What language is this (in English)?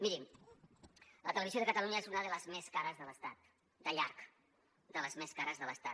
Catalan